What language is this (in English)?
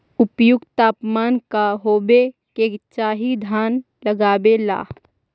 Magahi